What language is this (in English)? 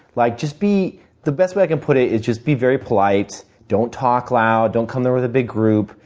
English